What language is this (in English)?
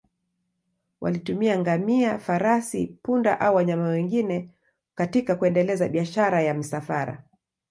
Swahili